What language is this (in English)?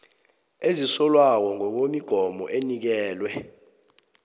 South Ndebele